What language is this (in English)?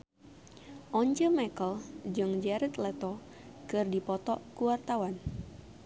Sundanese